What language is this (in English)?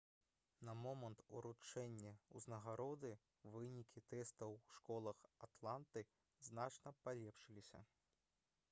Belarusian